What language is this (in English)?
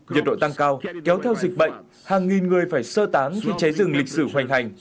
Vietnamese